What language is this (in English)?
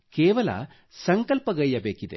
Kannada